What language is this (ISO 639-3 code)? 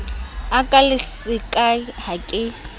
sot